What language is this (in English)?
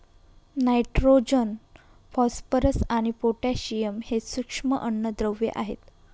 Marathi